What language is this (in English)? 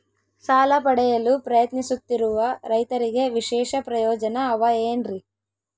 Kannada